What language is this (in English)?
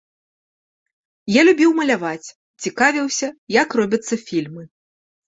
Belarusian